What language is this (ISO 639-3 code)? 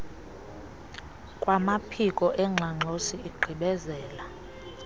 xho